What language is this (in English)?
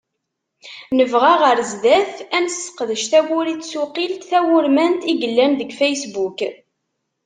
Kabyle